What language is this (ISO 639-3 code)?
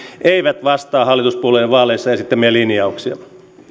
fin